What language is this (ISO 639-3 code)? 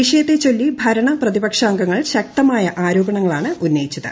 mal